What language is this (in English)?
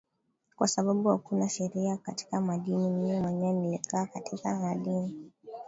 Swahili